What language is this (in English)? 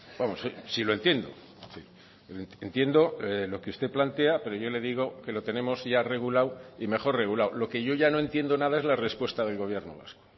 Spanish